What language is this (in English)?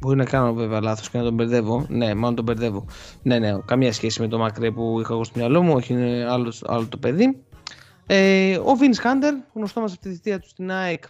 Greek